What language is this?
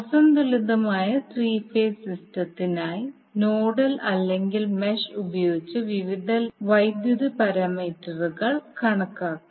Malayalam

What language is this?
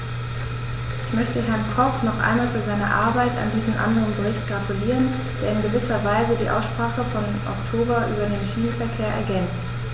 German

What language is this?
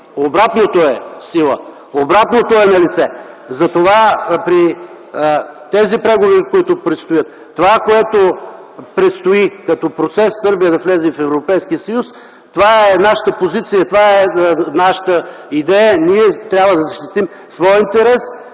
Bulgarian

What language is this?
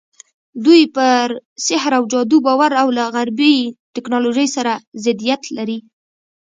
Pashto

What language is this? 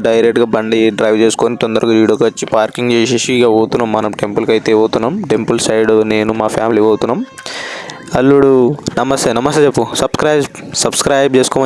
Telugu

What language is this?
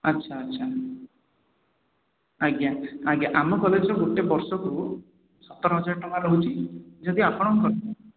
Odia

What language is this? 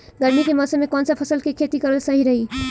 Bhojpuri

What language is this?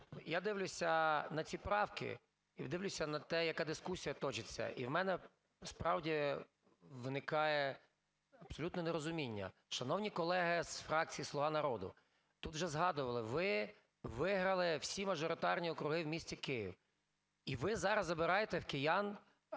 Ukrainian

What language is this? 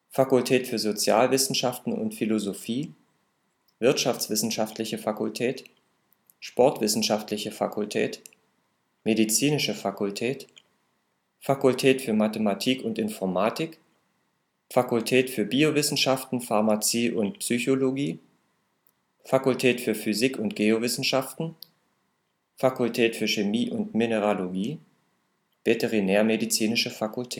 German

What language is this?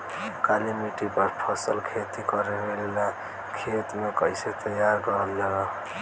Bhojpuri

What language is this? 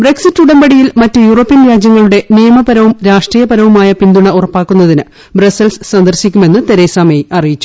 Malayalam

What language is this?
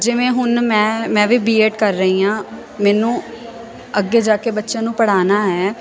Punjabi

